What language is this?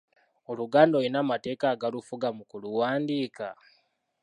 Ganda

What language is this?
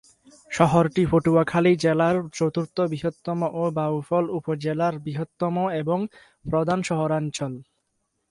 Bangla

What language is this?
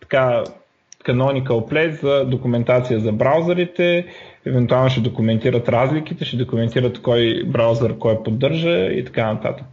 Bulgarian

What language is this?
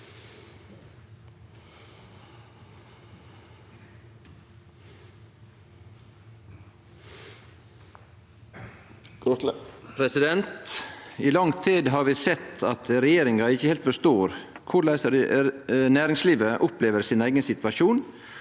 Norwegian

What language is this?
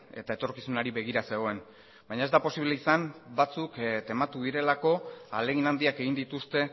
Basque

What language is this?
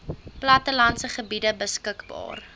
Afrikaans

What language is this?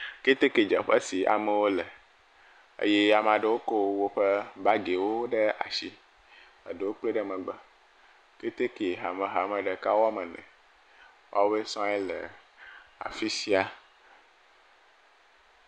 Ewe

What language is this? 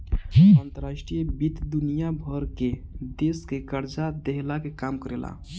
Bhojpuri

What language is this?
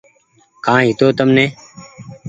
Goaria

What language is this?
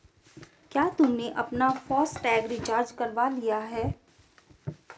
Hindi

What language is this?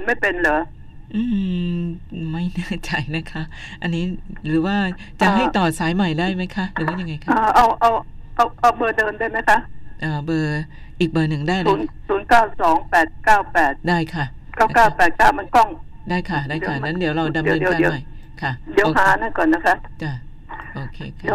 Thai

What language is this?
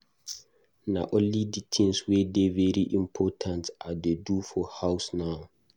Nigerian Pidgin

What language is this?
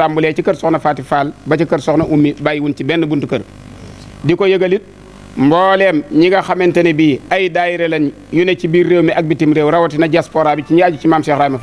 Indonesian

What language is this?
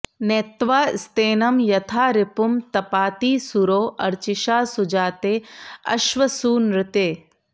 Sanskrit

